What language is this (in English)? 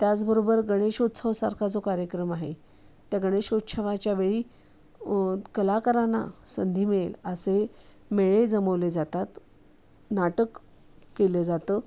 Marathi